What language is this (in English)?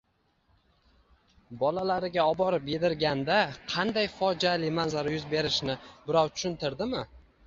Uzbek